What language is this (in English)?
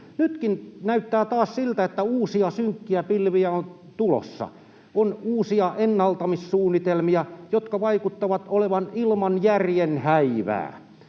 Finnish